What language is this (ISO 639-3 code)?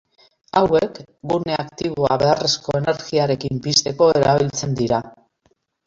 eus